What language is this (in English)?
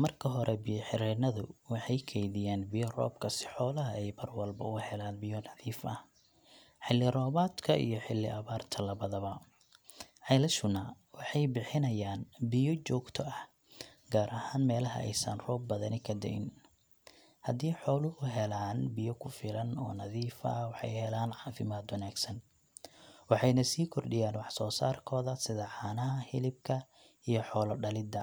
Somali